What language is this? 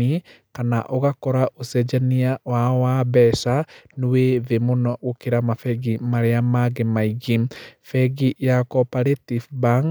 Kikuyu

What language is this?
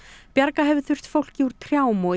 Icelandic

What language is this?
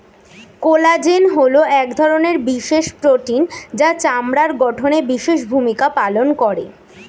Bangla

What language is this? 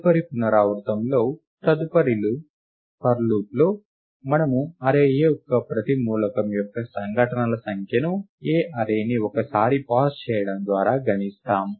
Telugu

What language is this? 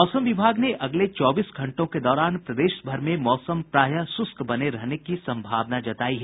Hindi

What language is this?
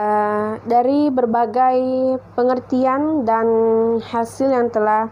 Indonesian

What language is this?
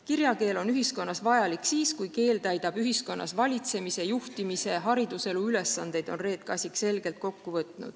Estonian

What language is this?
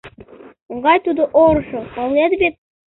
Mari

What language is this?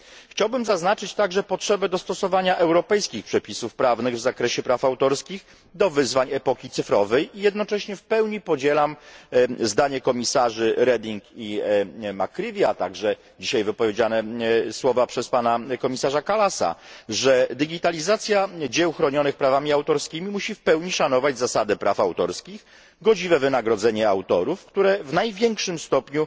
Polish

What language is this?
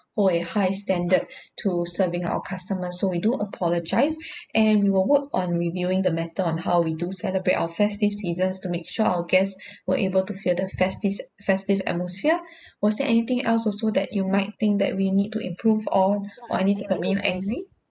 English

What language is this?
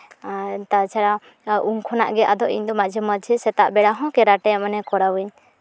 Santali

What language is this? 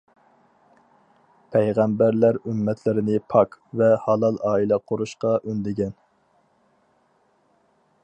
Uyghur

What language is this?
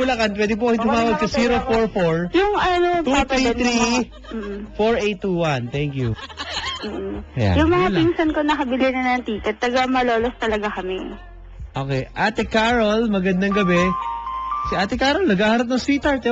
Filipino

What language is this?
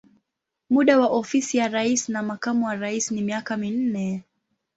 Swahili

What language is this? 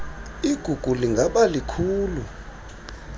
Xhosa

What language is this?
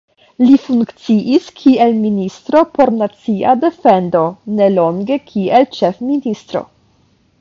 Esperanto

